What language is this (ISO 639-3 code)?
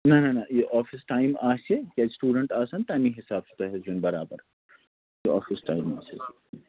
kas